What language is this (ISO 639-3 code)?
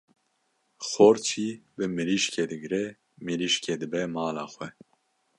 kur